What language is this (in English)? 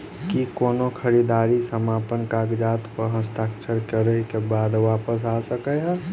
Maithili